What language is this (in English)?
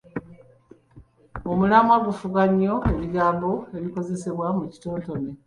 Ganda